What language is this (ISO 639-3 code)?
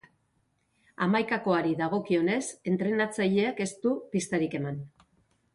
eus